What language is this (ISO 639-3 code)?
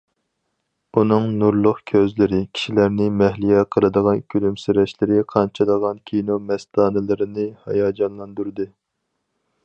uig